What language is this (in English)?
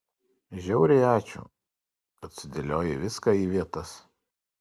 Lithuanian